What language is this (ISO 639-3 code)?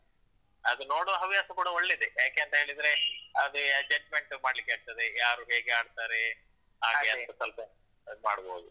kan